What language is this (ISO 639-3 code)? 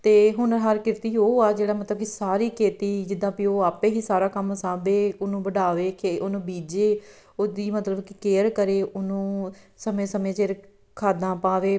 pan